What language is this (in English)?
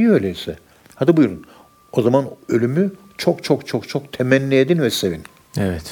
Turkish